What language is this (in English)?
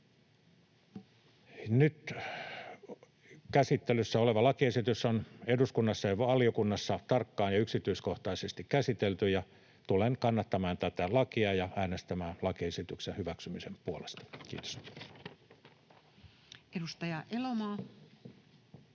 Finnish